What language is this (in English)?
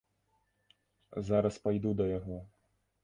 Belarusian